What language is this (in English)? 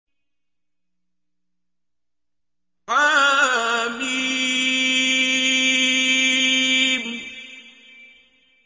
Arabic